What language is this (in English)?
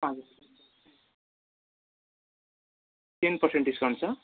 Nepali